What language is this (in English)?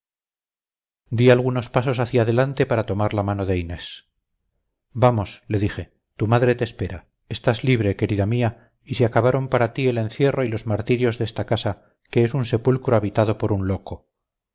Spanish